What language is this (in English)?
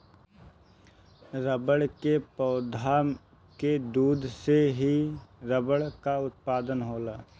Bhojpuri